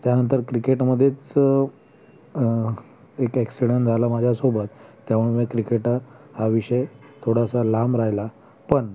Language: Marathi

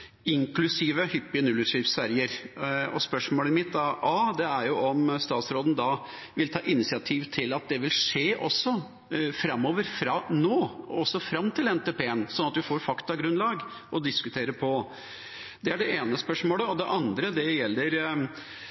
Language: Norwegian Nynorsk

